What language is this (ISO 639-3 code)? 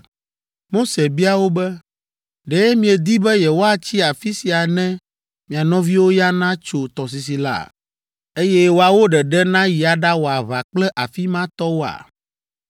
ewe